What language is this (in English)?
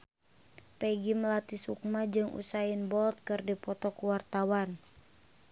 Sundanese